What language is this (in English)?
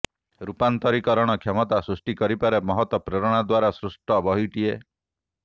Odia